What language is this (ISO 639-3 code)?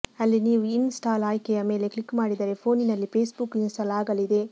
kan